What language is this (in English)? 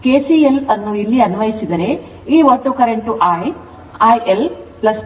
Kannada